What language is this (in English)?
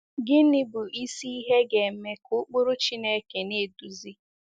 Igbo